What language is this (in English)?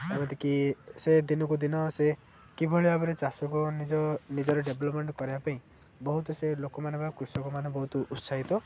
Odia